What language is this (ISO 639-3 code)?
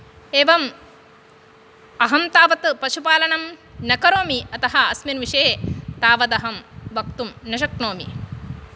san